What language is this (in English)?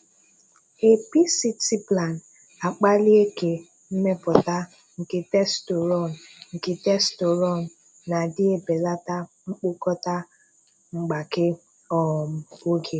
Igbo